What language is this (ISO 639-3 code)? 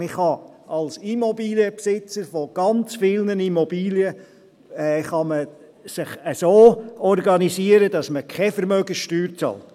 gsw